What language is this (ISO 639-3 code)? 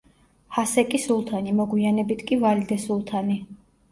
kat